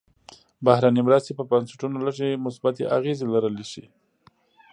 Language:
Pashto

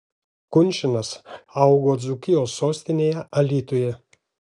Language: Lithuanian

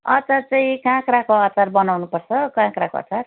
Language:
Nepali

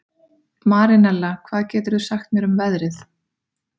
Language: Icelandic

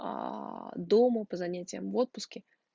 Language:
Russian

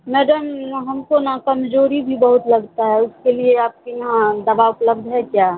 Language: Urdu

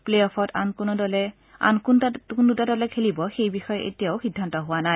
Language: Assamese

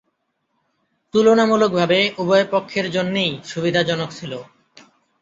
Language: Bangla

